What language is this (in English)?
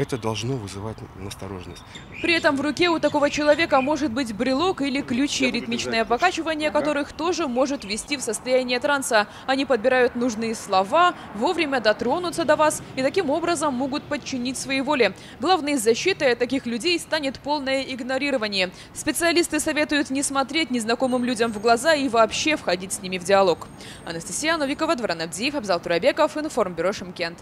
Russian